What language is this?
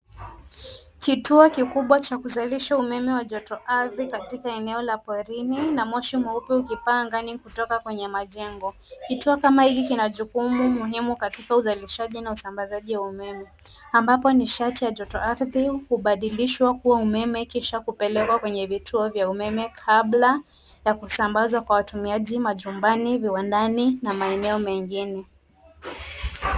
Swahili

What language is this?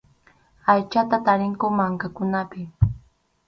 Arequipa-La Unión Quechua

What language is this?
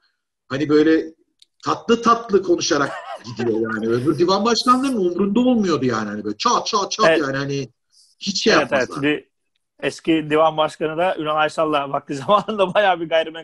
Turkish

